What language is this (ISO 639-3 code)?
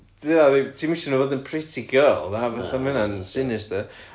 cym